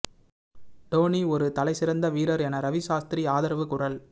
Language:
Tamil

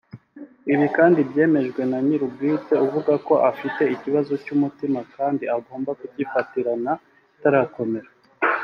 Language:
Kinyarwanda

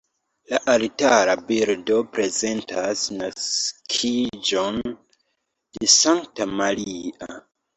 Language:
Esperanto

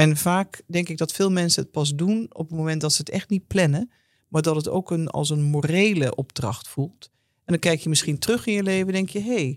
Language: Dutch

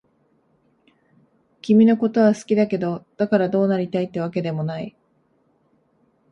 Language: Japanese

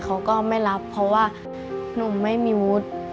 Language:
Thai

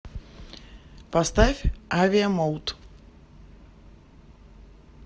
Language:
Russian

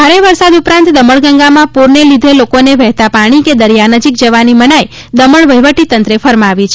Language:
Gujarati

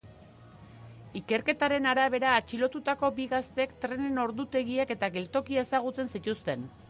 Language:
Basque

